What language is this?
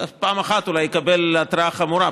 Hebrew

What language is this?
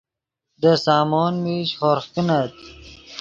Yidgha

